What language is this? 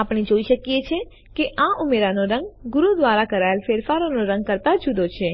Gujarati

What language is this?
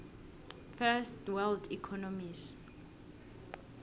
South Ndebele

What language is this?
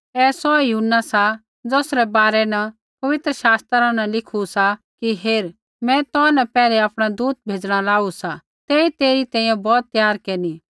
Kullu Pahari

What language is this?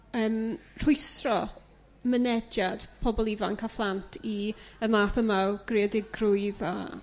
Welsh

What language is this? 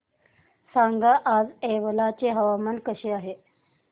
Marathi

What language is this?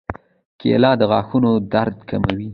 Pashto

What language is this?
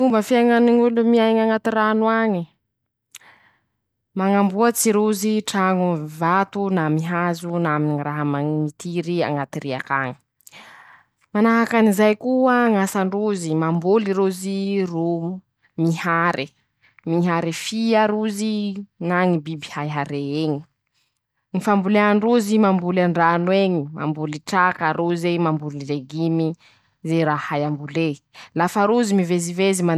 Masikoro Malagasy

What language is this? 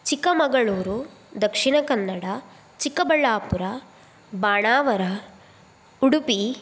Sanskrit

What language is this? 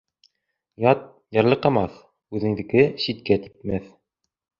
Bashkir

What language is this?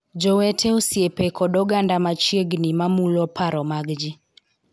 Luo (Kenya and Tanzania)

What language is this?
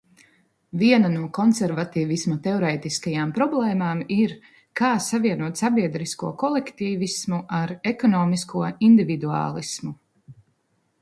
Latvian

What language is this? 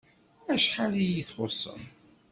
Kabyle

